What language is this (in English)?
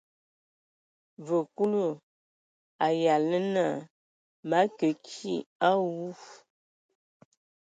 Ewondo